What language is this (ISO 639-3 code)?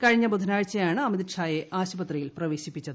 mal